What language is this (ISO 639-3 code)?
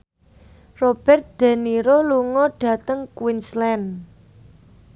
jav